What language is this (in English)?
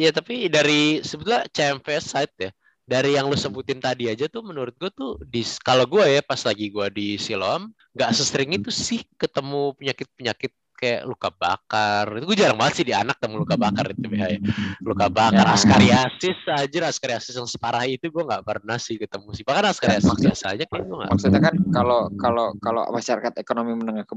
Indonesian